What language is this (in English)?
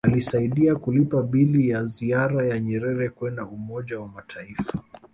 Swahili